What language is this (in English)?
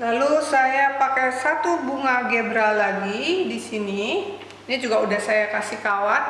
Indonesian